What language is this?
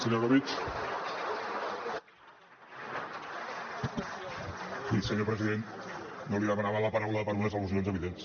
Catalan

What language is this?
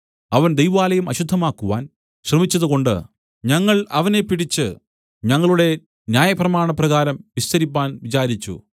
Malayalam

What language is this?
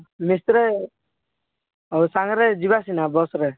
Odia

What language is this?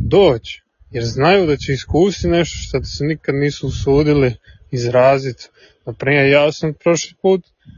Croatian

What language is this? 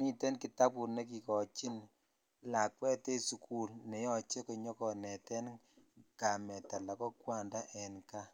Kalenjin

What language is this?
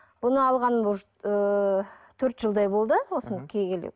Kazakh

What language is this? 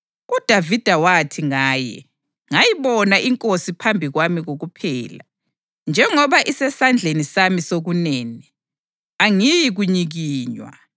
North Ndebele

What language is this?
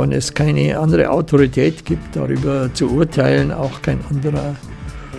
German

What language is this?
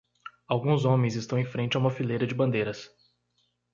Portuguese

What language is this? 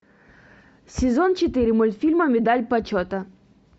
Russian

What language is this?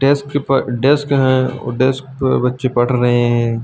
Hindi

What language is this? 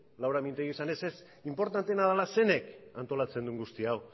Basque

